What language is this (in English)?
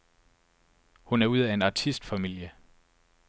Danish